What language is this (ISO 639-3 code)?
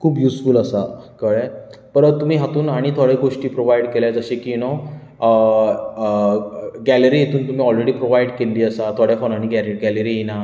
kok